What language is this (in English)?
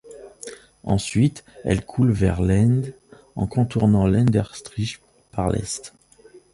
French